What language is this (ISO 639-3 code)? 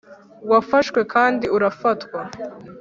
kin